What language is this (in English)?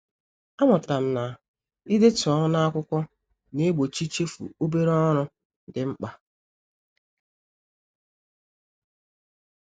Igbo